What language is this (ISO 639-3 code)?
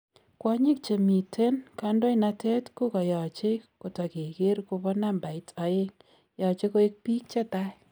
kln